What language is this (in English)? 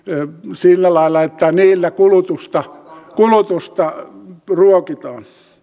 Finnish